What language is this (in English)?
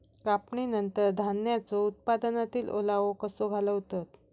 Marathi